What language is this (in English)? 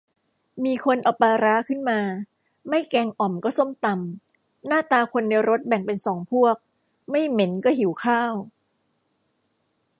Thai